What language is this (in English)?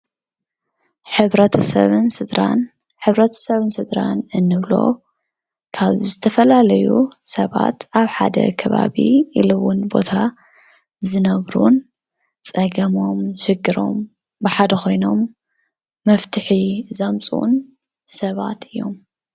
Tigrinya